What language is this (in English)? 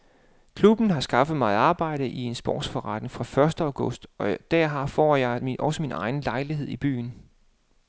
Danish